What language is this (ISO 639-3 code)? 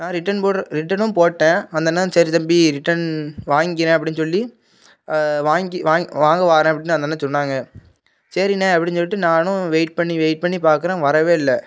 tam